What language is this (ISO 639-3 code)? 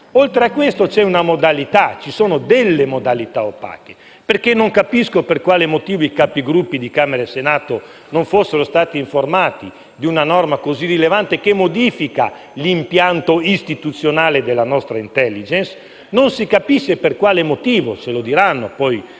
ita